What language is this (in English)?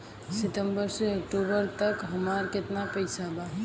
Bhojpuri